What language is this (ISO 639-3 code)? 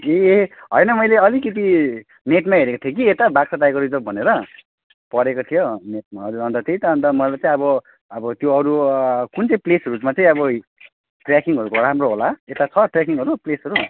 nep